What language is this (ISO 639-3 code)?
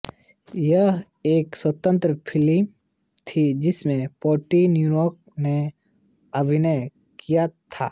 hin